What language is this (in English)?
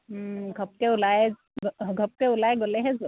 Assamese